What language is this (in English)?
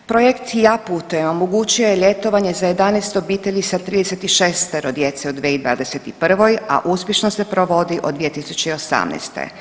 Croatian